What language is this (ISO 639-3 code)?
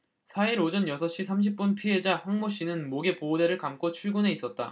kor